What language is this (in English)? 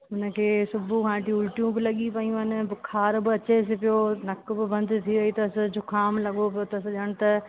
Sindhi